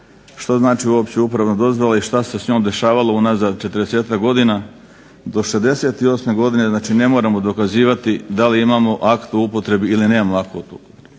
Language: Croatian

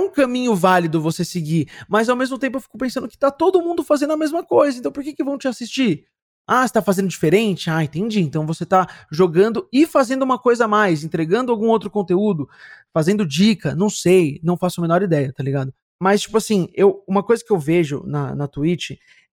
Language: Portuguese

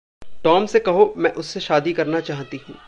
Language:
Hindi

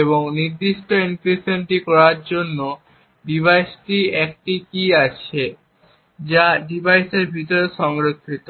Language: Bangla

